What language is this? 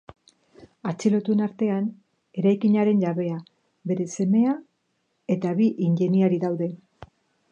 Basque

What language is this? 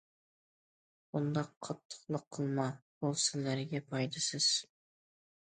Uyghur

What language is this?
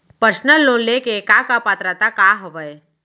Chhattisgarhi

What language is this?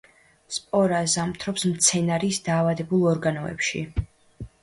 Georgian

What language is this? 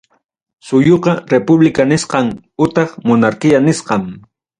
Ayacucho Quechua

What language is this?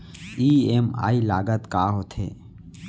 Chhattisgarhi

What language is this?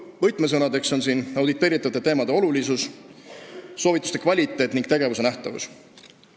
Estonian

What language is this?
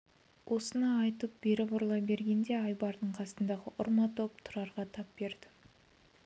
Kazakh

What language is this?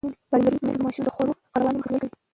Pashto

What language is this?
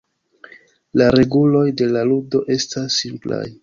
Esperanto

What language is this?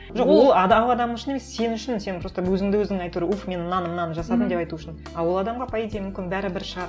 Kazakh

